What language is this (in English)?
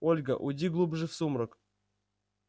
Russian